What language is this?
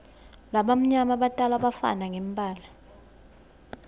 Swati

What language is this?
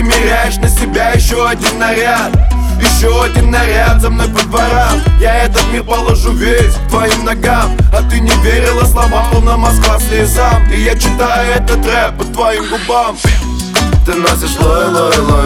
Romanian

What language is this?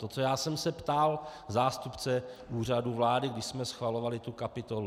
Czech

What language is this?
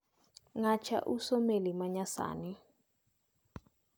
Luo (Kenya and Tanzania)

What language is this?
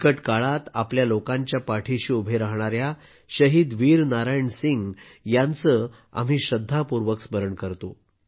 Marathi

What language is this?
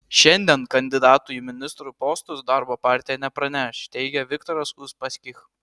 Lithuanian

